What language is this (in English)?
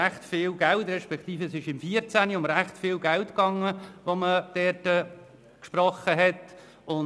Swiss German